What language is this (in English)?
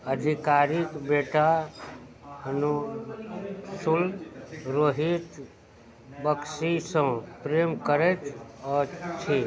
Maithili